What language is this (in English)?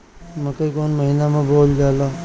Bhojpuri